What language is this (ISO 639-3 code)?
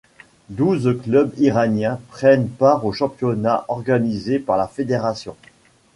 fra